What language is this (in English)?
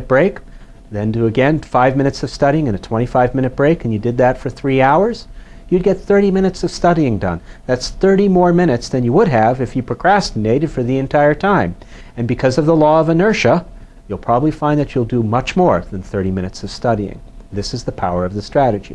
English